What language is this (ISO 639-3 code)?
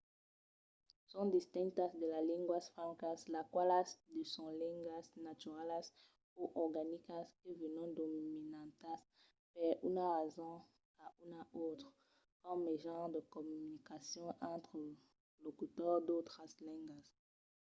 oci